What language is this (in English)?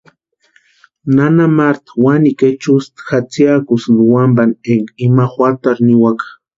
Western Highland Purepecha